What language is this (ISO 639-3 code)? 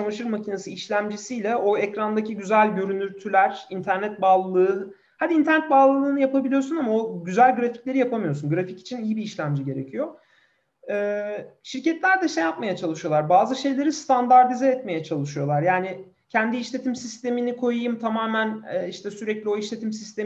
tur